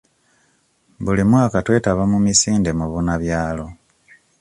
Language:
Ganda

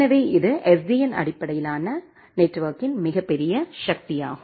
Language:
Tamil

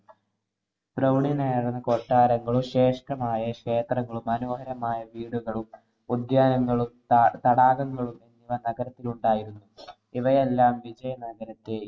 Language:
Malayalam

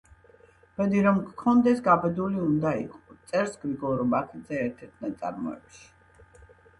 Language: Georgian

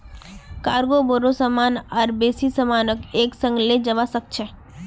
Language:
Magahi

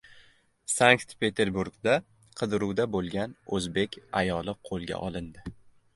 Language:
Uzbek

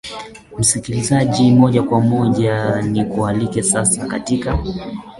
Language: Swahili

